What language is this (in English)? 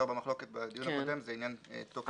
Hebrew